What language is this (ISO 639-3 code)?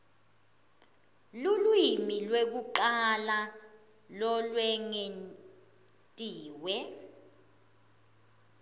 ssw